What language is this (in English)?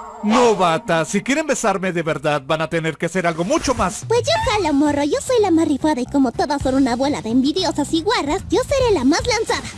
Spanish